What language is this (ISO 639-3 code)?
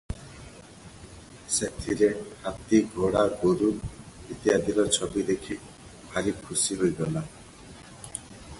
ori